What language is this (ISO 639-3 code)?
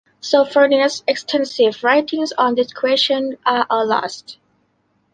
eng